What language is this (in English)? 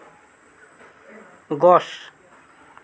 Assamese